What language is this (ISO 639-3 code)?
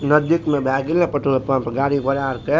mai